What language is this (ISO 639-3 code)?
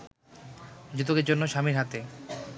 ben